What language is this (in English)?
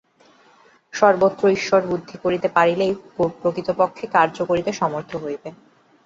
Bangla